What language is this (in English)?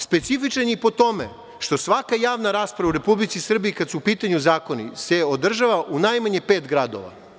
Serbian